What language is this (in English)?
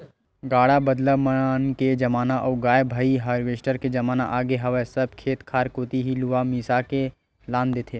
Chhattisgarhi